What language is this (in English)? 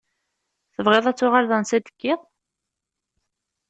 Kabyle